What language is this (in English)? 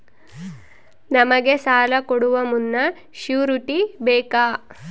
Kannada